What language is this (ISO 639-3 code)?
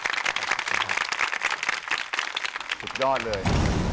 tha